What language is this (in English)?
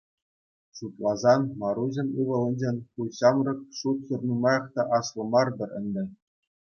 Chuvash